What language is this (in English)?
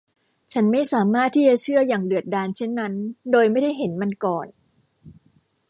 Thai